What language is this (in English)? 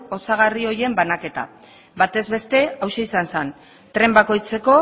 Basque